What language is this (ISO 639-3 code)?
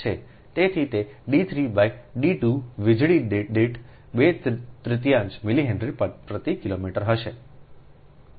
guj